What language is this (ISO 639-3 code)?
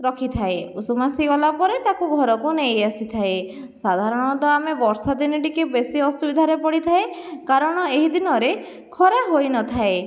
ori